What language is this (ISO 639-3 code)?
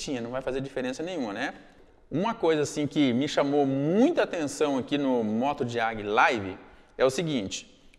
por